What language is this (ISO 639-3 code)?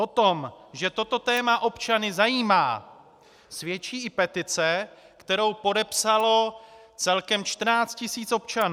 ces